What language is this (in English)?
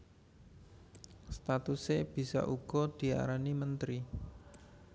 Javanese